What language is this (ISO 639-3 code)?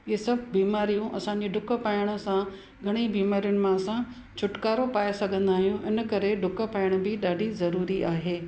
snd